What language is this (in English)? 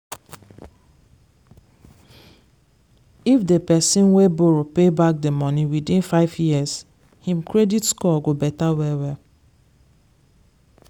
Nigerian Pidgin